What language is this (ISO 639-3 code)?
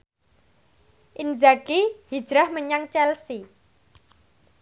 jav